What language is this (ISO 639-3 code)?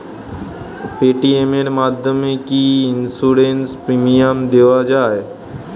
ben